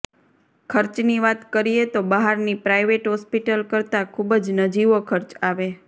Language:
Gujarati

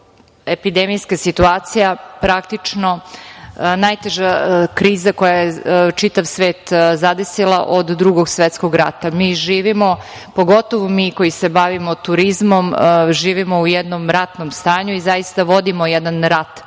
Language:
Serbian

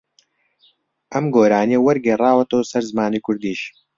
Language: Central Kurdish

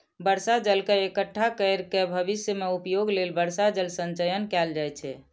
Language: Maithili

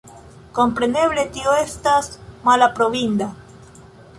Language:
Esperanto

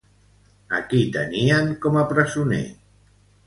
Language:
Catalan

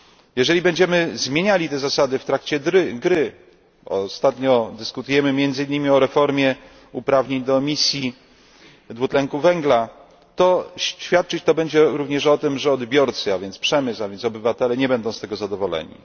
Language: Polish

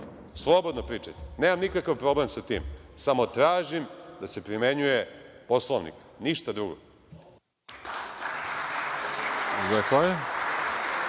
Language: Serbian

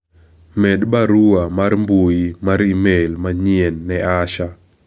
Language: Luo (Kenya and Tanzania)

